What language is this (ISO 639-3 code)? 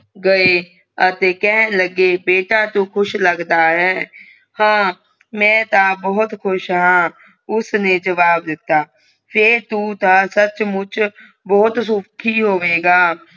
pan